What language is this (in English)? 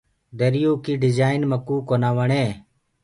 Gurgula